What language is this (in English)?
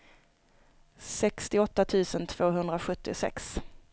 Swedish